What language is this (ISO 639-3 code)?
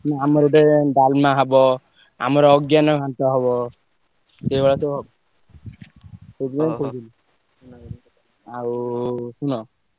ori